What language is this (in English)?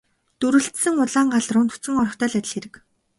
Mongolian